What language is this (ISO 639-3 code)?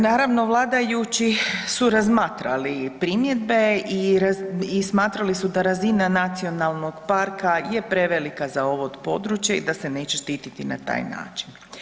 hrv